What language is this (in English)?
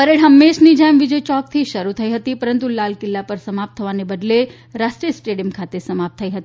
Gujarati